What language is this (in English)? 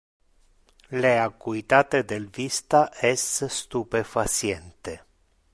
Interlingua